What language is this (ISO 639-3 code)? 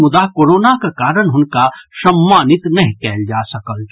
mai